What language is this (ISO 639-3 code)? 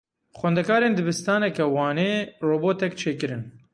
kur